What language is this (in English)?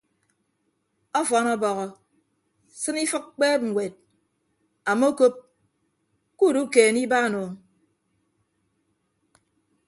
Ibibio